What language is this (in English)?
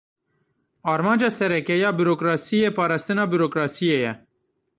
Kurdish